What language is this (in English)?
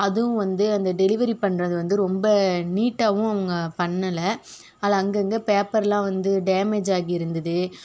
Tamil